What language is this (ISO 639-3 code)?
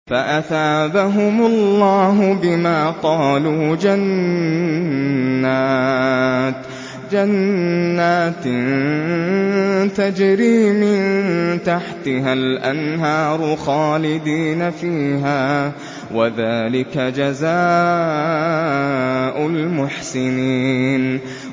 ara